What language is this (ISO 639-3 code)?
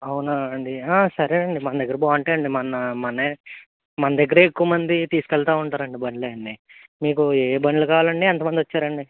tel